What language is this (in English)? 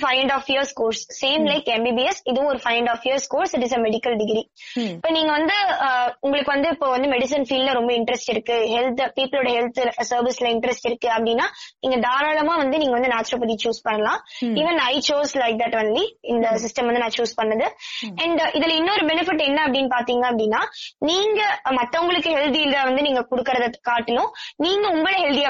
Tamil